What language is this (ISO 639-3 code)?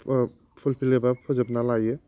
brx